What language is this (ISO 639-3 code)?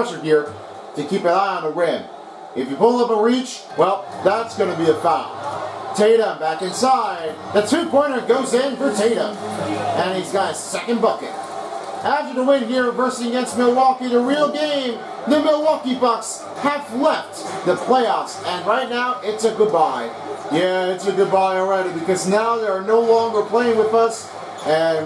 eng